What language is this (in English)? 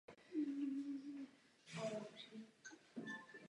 Czech